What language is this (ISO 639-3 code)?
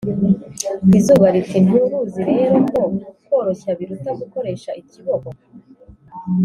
kin